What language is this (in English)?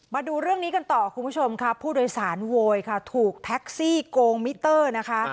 Thai